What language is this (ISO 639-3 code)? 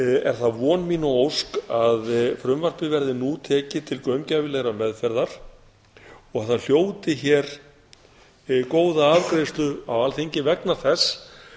isl